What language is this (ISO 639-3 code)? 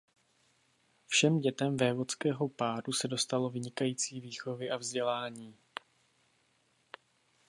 ces